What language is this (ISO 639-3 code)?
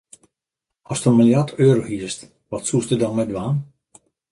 fry